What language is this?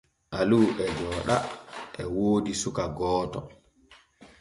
Borgu Fulfulde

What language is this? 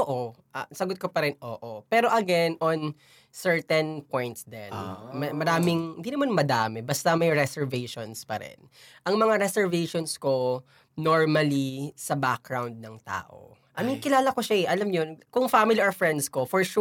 Filipino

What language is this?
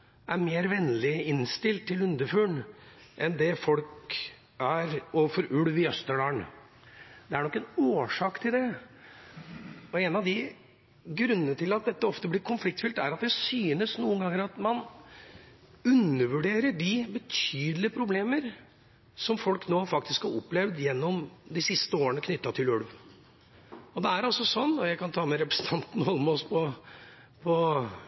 Norwegian Bokmål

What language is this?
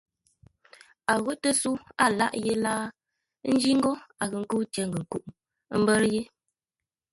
Ngombale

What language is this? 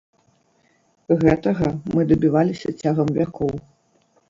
Belarusian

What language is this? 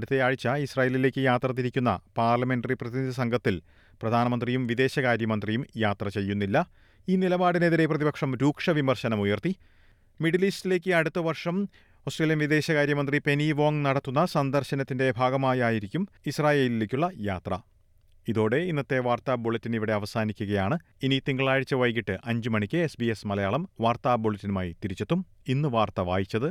Malayalam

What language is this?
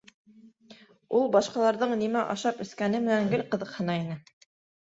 Bashkir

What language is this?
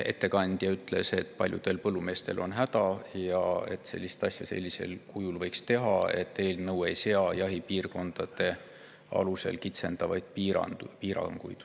Estonian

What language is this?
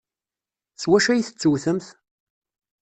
Kabyle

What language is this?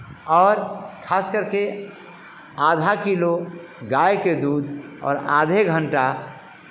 Hindi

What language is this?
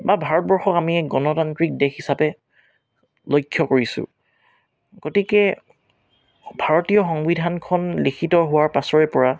Assamese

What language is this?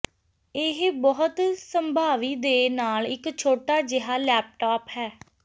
Punjabi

